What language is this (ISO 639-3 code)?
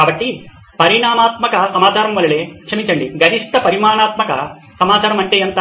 tel